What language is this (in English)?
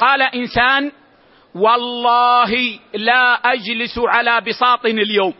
Arabic